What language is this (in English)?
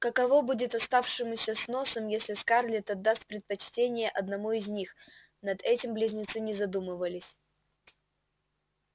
Russian